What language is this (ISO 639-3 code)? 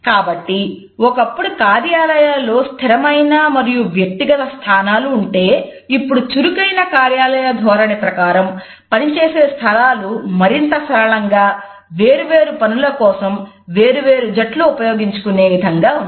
tel